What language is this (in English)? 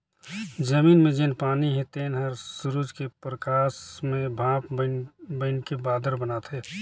Chhattisgarhi